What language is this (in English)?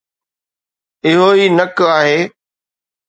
Sindhi